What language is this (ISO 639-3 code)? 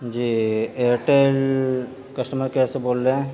urd